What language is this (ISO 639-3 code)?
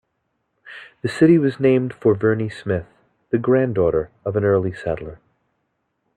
eng